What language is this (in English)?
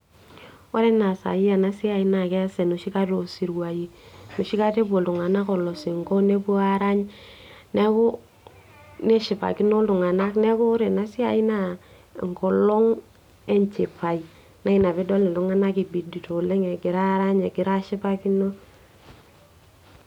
Masai